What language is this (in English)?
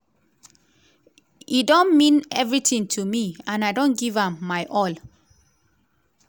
Nigerian Pidgin